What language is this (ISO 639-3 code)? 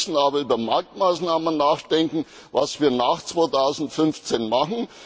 deu